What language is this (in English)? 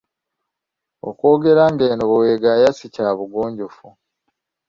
Ganda